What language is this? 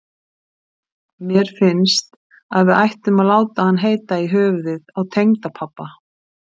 Icelandic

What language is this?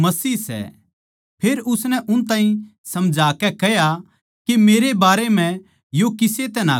Haryanvi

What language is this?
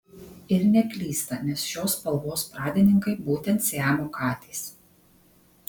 Lithuanian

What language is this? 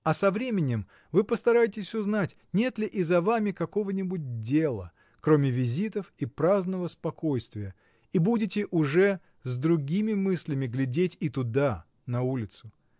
Russian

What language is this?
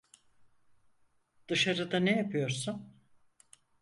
Turkish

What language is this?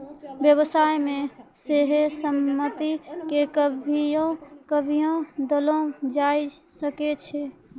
Maithili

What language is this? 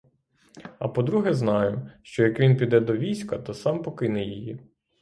Ukrainian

